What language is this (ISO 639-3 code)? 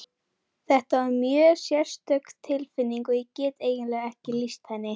isl